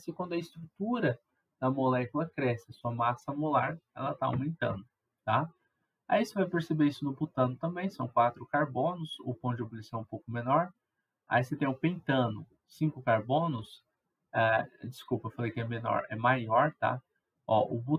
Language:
Portuguese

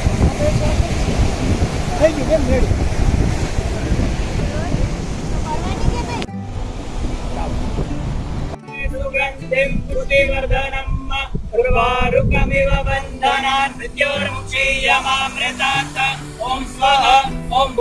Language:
Gujarati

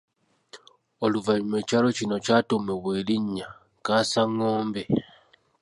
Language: Ganda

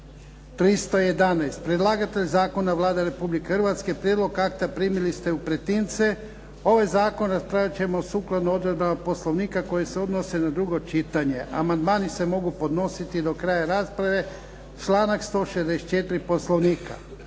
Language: Croatian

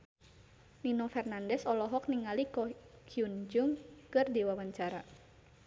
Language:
Sundanese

